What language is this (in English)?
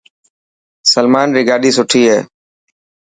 Dhatki